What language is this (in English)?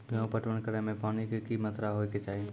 Maithili